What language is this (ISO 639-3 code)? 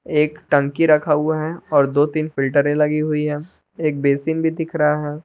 hin